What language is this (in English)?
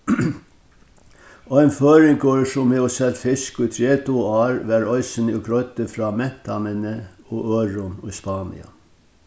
Faroese